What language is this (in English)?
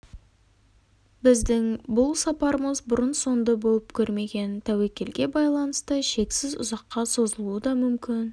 Kazakh